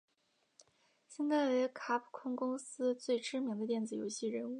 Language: Chinese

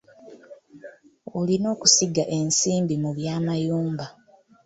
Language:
Ganda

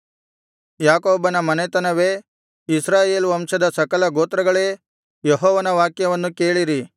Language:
Kannada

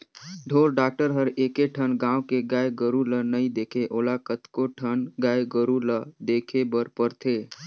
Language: Chhattisgarhi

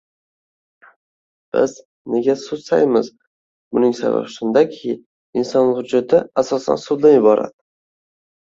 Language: Uzbek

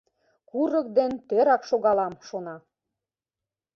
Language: Mari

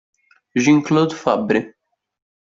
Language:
Italian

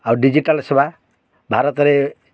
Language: Odia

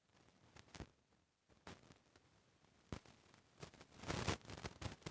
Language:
Chhattisgarhi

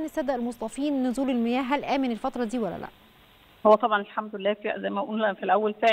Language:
Arabic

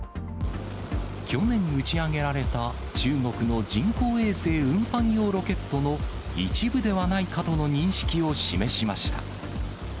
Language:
Japanese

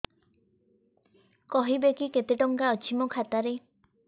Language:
Odia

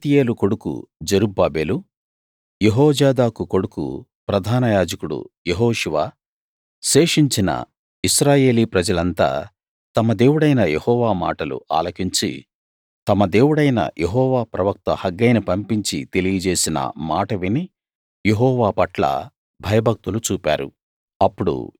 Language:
Telugu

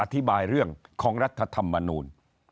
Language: Thai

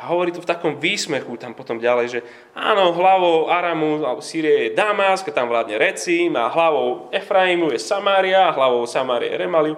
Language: Slovak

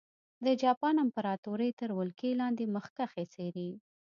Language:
Pashto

